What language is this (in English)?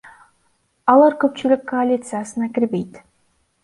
Kyrgyz